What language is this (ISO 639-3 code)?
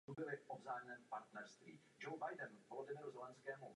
ces